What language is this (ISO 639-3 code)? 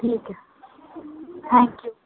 urd